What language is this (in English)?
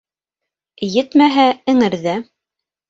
Bashkir